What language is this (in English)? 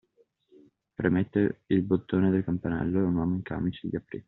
Italian